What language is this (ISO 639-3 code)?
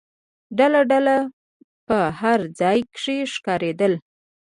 pus